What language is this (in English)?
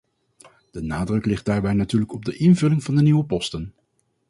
Dutch